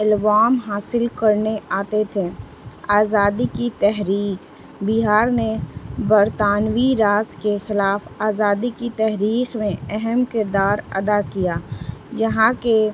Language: Urdu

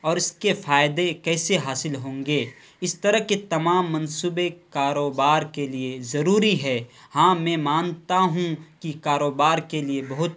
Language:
Urdu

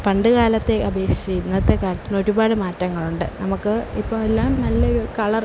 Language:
Malayalam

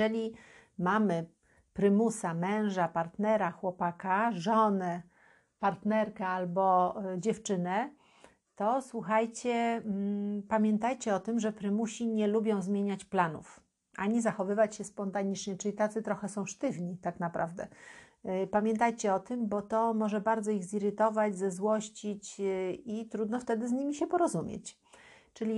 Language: Polish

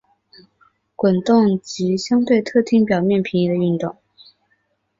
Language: Chinese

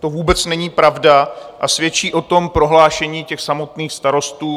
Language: Czech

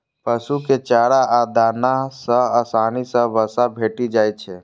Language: Maithili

